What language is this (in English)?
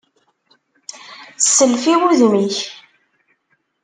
Kabyle